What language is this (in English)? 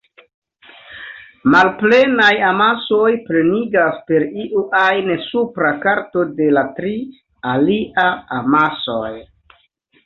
Esperanto